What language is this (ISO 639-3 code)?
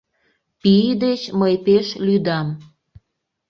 chm